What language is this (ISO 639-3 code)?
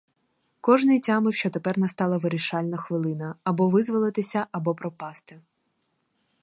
ukr